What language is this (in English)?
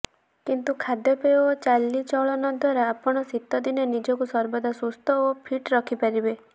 Odia